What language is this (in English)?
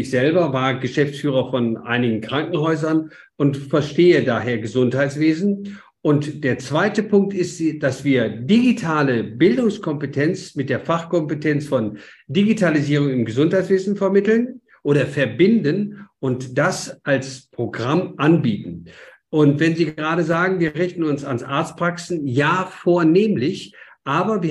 German